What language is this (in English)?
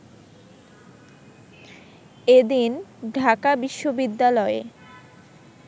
Bangla